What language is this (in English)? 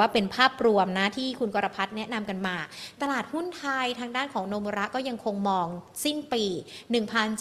Thai